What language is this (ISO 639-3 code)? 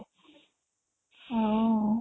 ori